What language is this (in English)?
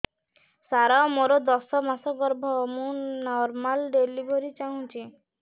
Odia